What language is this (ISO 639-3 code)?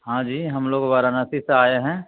urd